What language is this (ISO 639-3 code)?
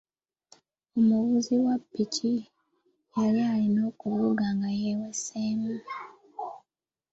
lug